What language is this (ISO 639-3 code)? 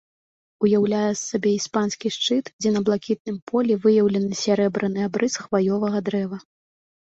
bel